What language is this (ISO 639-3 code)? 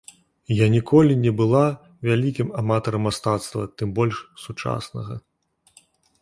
bel